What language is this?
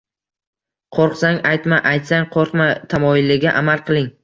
Uzbek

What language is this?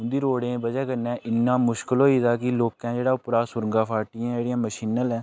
Dogri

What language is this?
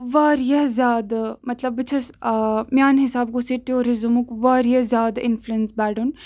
Kashmiri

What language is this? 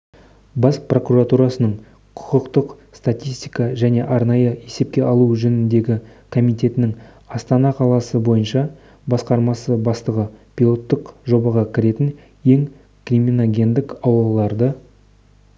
Kazakh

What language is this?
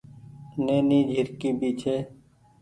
Goaria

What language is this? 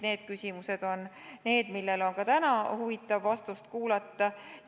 Estonian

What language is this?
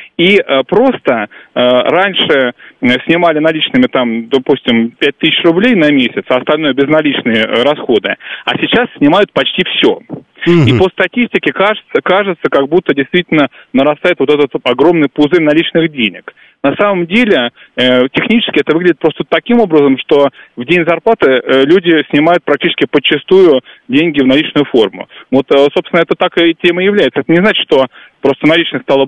Russian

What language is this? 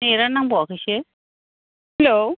Bodo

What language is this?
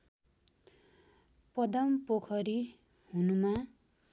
Nepali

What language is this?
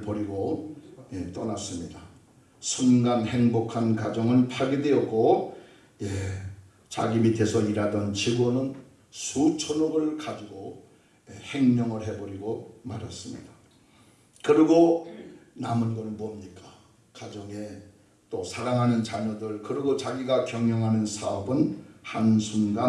Korean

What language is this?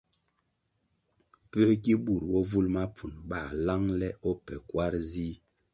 Kwasio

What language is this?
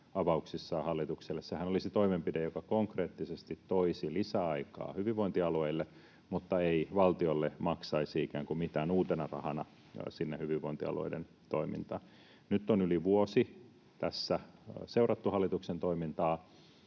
Finnish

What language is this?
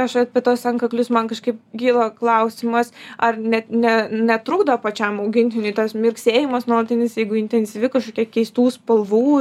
Lithuanian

